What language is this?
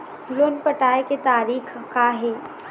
Chhattisgarhi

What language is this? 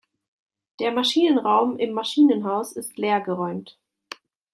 German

